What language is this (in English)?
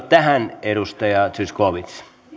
Finnish